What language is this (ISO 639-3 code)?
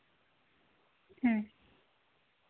sat